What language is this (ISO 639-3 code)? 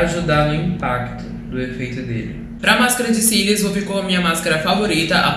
por